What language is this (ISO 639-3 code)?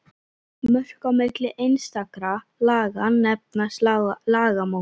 isl